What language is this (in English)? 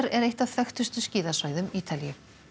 Icelandic